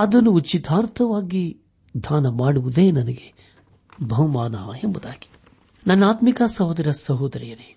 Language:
Kannada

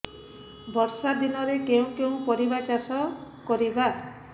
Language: Odia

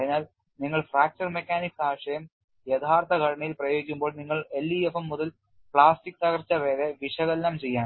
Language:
Malayalam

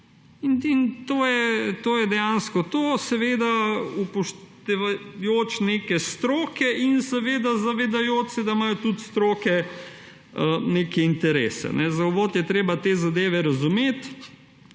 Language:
Slovenian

